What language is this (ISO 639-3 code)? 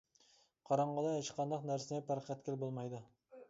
uig